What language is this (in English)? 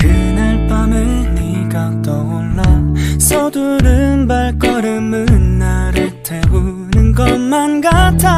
Korean